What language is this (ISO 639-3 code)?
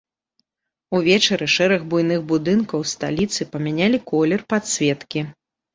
bel